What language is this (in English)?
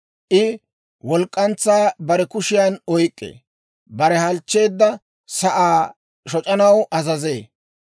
Dawro